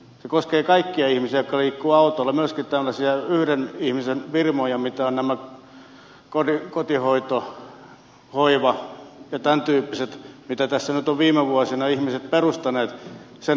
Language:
Finnish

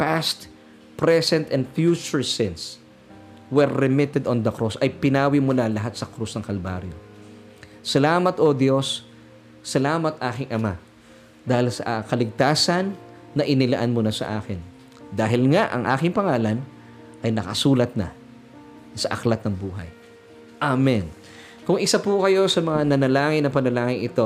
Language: Filipino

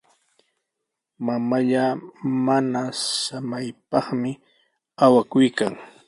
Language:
Sihuas Ancash Quechua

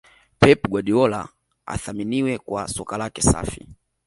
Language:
Swahili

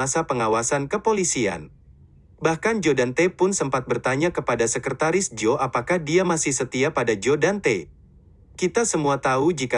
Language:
Indonesian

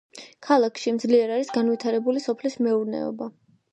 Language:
Georgian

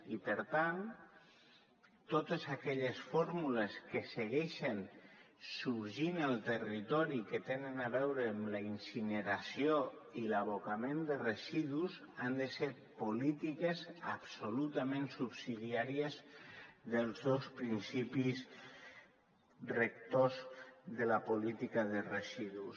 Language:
Catalan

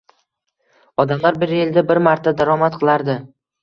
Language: Uzbek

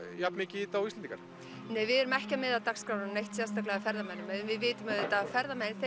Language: Icelandic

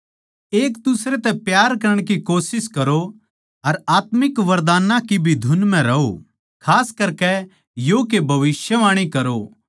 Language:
Haryanvi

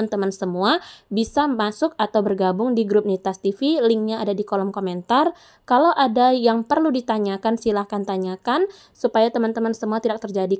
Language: Indonesian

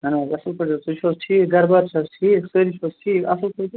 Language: Kashmiri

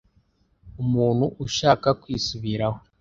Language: Kinyarwanda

